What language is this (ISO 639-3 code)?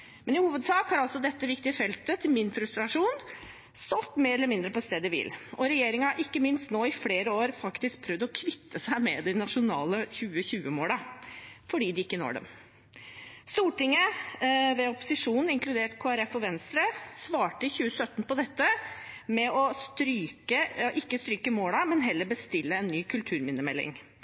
nob